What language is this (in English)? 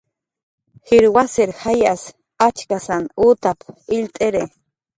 Jaqaru